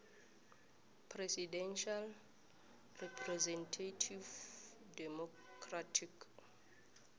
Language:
South Ndebele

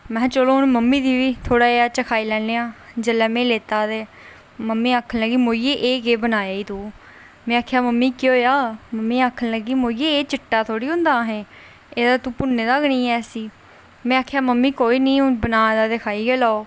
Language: Dogri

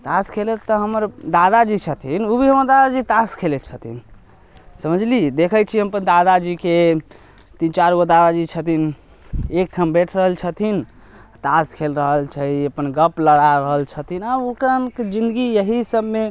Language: Maithili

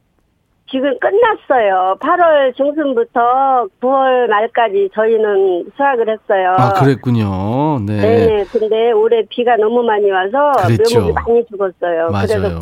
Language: Korean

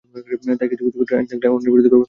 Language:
Bangla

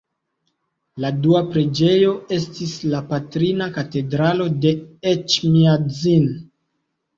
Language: Esperanto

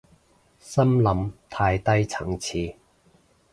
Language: Cantonese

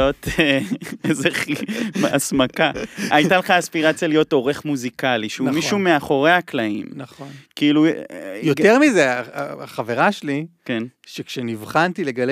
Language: Hebrew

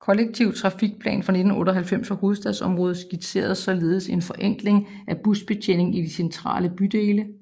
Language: Danish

